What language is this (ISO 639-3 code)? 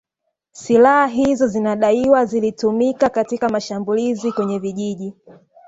swa